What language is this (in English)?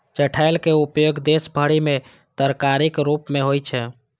Maithili